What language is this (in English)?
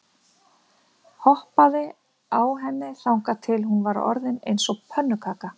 Icelandic